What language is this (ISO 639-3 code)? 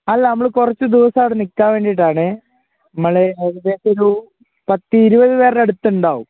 mal